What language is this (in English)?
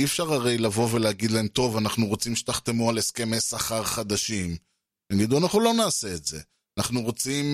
Hebrew